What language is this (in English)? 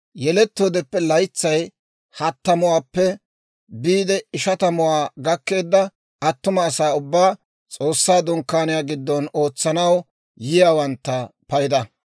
Dawro